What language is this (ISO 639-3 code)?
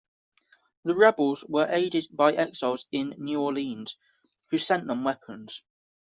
eng